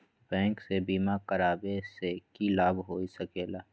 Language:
Magahi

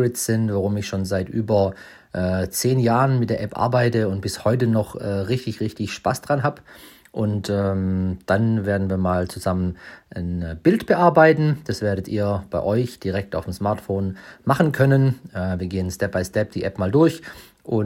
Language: German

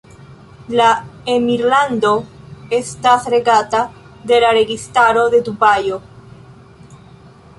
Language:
Esperanto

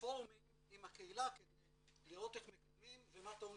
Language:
Hebrew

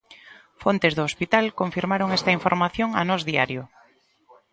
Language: Galician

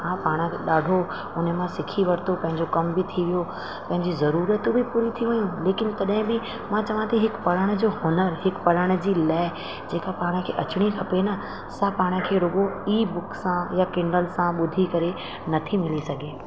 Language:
Sindhi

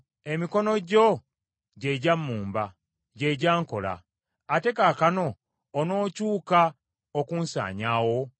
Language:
Ganda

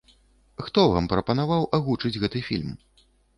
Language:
Belarusian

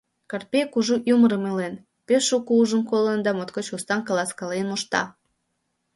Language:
Mari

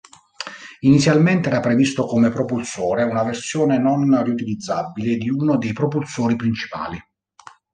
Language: Italian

